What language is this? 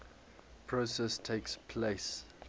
English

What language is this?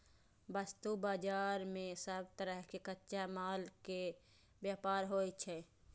Maithili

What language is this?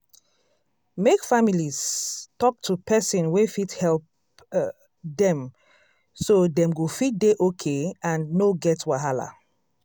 Nigerian Pidgin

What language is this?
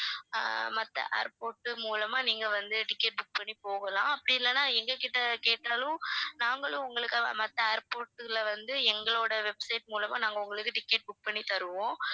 Tamil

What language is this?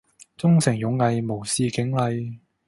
Cantonese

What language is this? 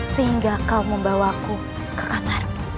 Indonesian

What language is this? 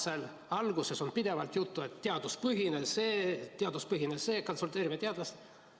Estonian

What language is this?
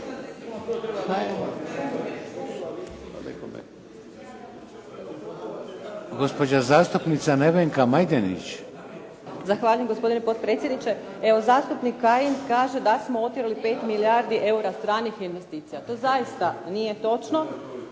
Croatian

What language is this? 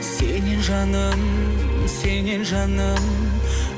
Kazakh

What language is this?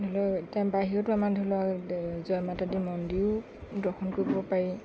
Assamese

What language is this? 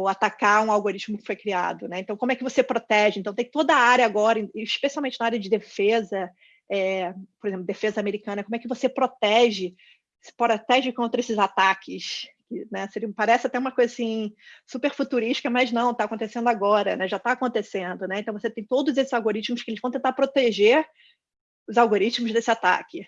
Portuguese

